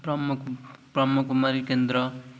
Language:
Odia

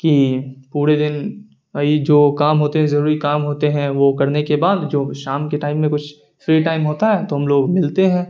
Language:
Urdu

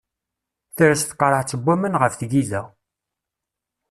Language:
Kabyle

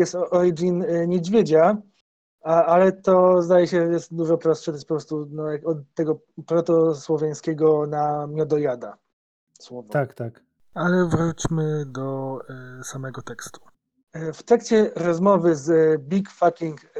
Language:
Polish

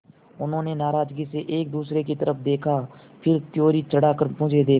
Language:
Hindi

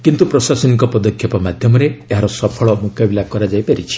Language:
Odia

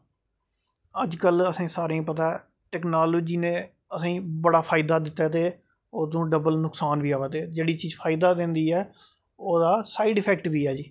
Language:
Dogri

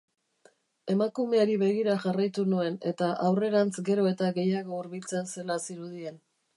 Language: Basque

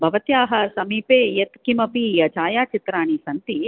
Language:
Sanskrit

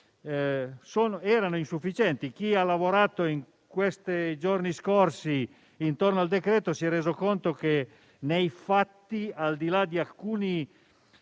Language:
Italian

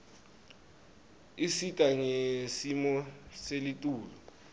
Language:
Swati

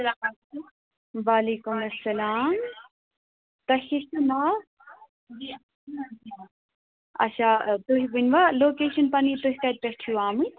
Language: Kashmiri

